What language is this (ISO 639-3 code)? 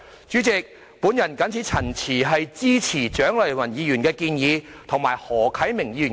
yue